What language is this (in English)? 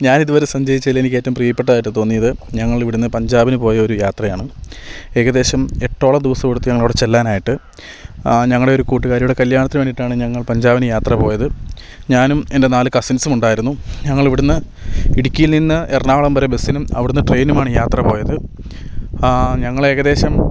Malayalam